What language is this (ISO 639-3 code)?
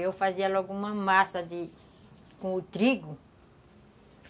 por